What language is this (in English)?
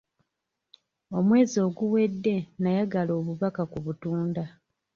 Ganda